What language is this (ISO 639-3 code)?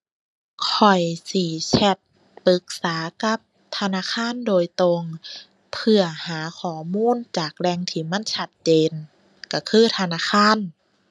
tha